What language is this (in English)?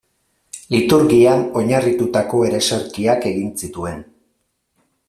Basque